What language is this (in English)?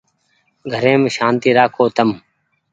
Goaria